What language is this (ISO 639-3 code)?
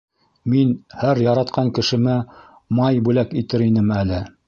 bak